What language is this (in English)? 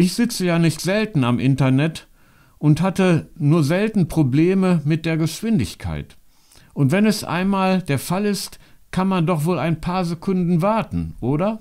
German